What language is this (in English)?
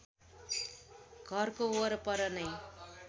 Nepali